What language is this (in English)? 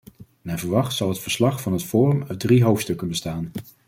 Dutch